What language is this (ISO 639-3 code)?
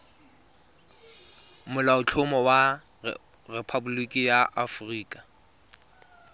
tsn